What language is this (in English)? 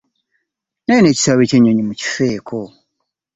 Ganda